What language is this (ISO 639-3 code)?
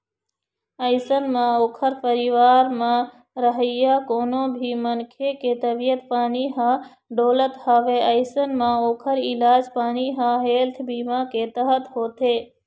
hne